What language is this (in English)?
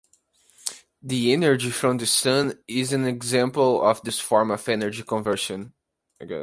English